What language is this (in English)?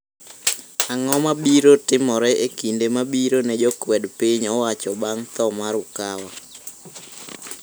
Luo (Kenya and Tanzania)